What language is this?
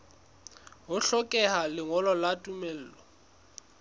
Southern Sotho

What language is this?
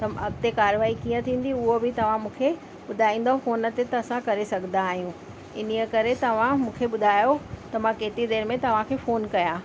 Sindhi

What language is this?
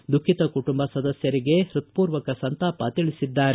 Kannada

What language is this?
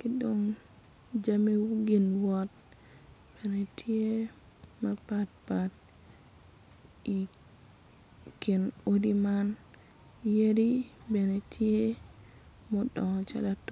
Acoli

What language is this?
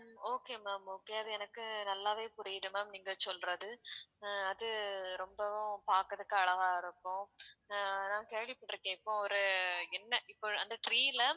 Tamil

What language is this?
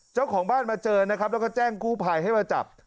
Thai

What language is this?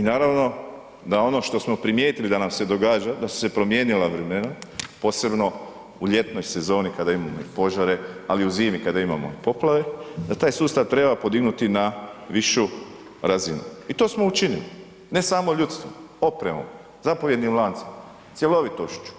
Croatian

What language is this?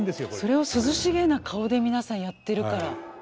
Japanese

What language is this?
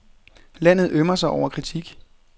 Danish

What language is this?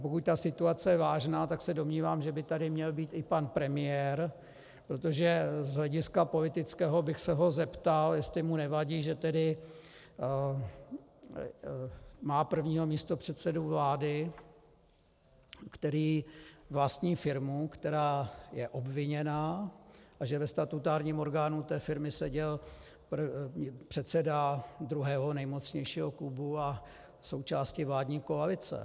Czech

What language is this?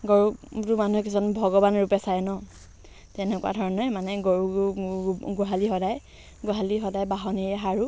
Assamese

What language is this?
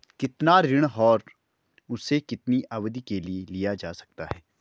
Hindi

